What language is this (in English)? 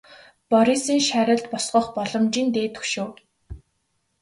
Mongolian